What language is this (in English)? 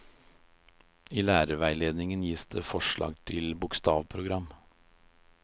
Norwegian